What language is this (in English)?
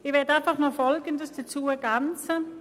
Swiss German